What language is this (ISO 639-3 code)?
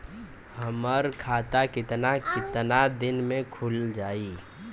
bho